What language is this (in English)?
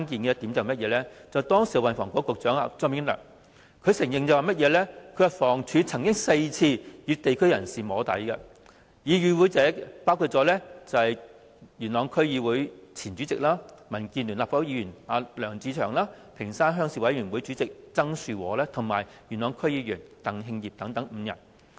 Cantonese